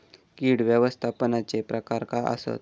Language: Marathi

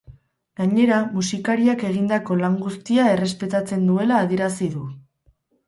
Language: Basque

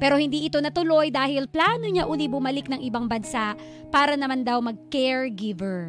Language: Filipino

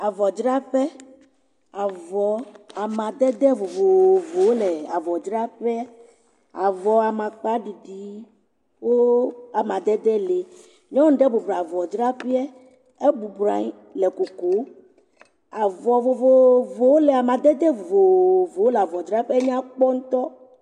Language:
Ewe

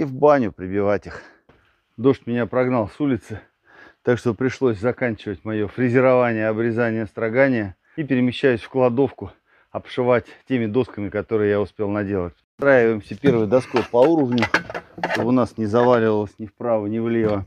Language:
Russian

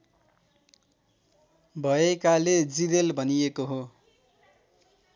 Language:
Nepali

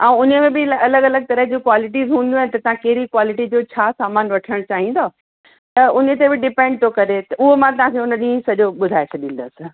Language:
Sindhi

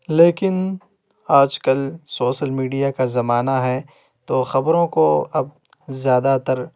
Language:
Urdu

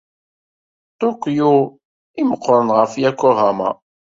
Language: Kabyle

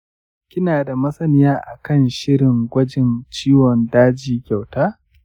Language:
Hausa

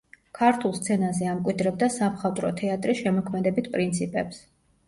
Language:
Georgian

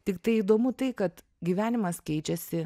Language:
Lithuanian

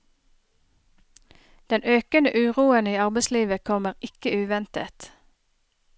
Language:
Norwegian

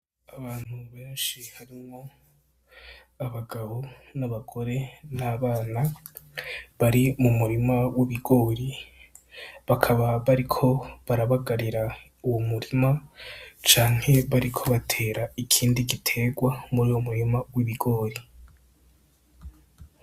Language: Rundi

